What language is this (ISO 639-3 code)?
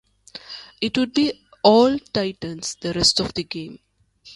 eng